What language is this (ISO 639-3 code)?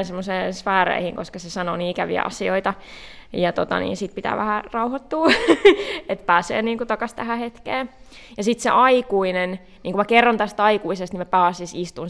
fin